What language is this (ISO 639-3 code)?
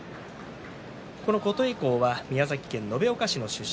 jpn